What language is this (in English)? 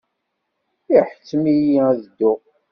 Kabyle